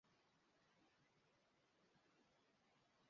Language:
Portuguese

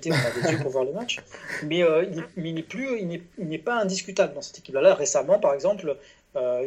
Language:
French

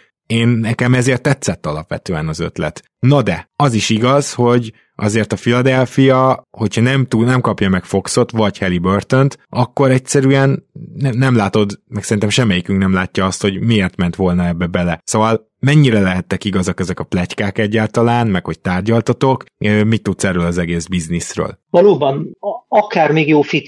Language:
Hungarian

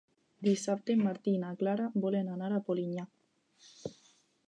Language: Catalan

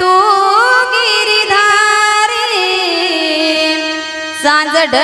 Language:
Marathi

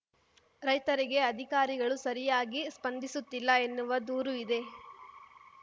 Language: Kannada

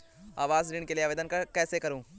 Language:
Hindi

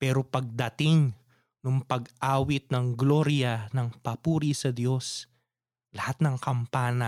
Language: Filipino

